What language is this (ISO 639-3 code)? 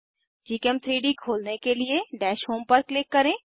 hin